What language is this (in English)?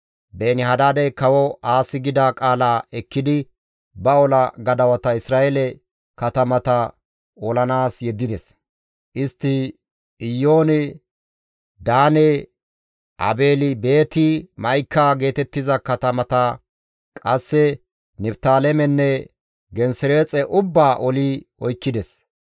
Gamo